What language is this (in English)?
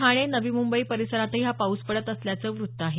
Marathi